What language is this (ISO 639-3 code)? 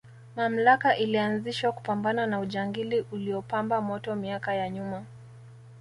swa